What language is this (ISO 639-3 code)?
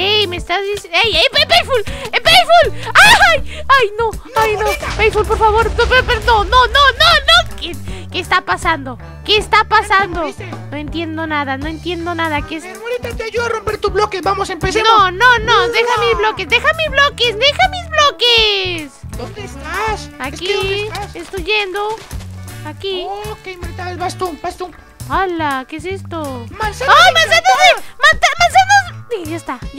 spa